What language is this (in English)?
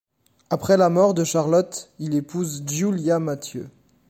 French